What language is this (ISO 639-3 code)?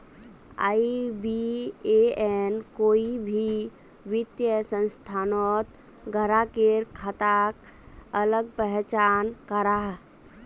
mag